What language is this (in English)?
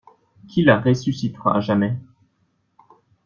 French